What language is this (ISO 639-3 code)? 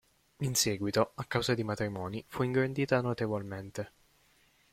ita